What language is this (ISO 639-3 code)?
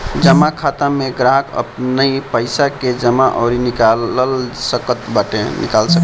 bho